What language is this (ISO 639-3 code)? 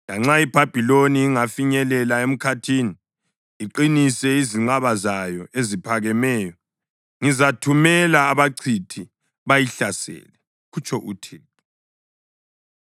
nde